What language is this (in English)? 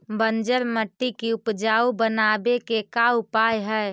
Magahi